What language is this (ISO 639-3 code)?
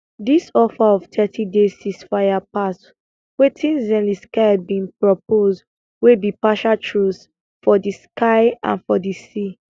pcm